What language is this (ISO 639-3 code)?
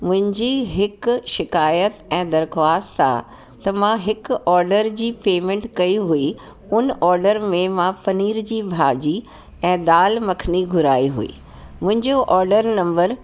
snd